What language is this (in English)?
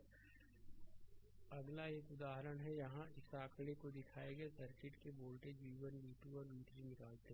Hindi